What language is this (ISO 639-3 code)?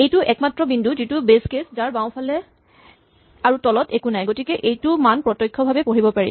asm